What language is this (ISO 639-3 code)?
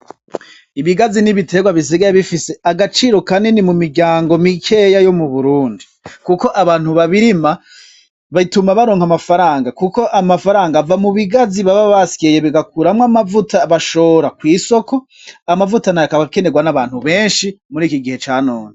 run